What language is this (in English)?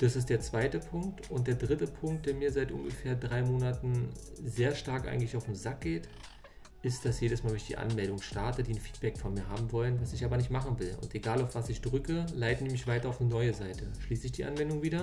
German